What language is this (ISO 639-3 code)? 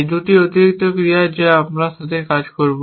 ben